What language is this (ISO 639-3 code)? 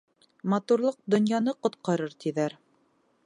bak